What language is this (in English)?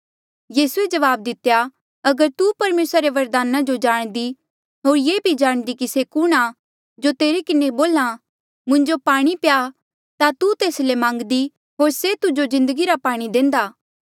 Mandeali